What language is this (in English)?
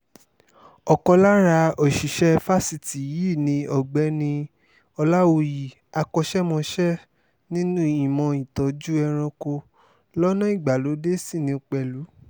Yoruba